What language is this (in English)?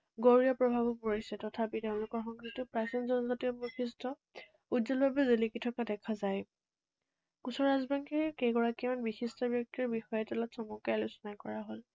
Assamese